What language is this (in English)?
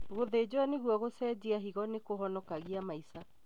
Kikuyu